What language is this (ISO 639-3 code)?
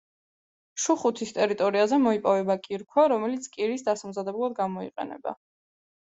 kat